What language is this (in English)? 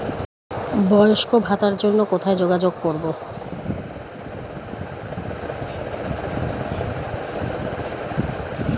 Bangla